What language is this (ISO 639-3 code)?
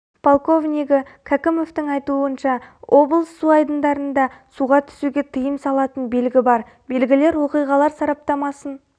kaz